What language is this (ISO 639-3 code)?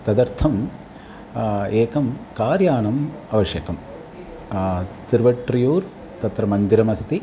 san